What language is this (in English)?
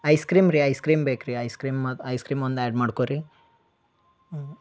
Kannada